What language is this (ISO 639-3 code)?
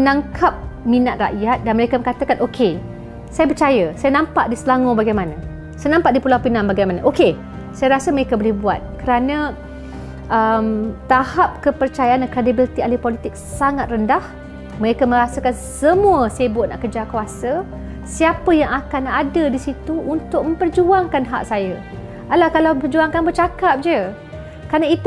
msa